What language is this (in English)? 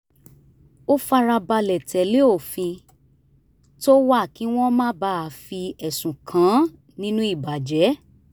Yoruba